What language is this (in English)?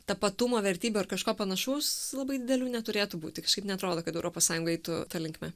Lithuanian